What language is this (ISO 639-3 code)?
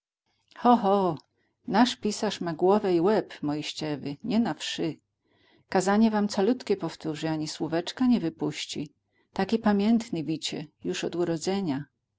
pol